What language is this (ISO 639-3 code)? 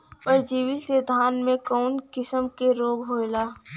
bho